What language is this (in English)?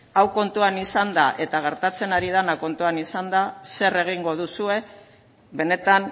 Basque